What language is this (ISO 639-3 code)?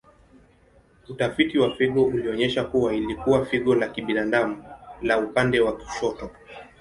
swa